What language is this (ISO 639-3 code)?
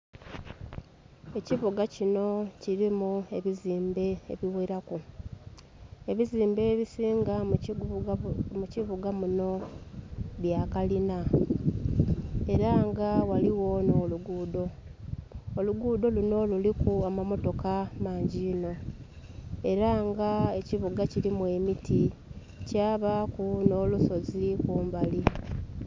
xog